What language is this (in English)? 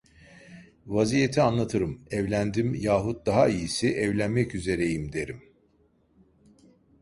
Turkish